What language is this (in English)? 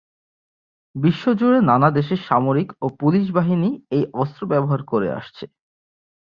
Bangla